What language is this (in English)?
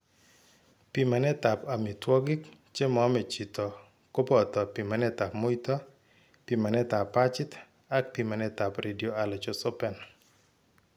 Kalenjin